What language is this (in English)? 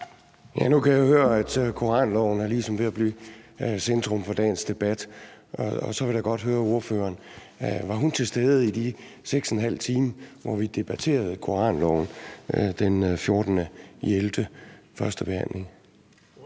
Danish